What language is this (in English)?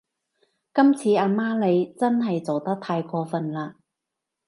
Cantonese